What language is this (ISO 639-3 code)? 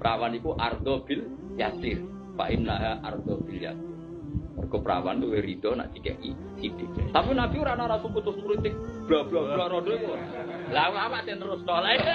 ind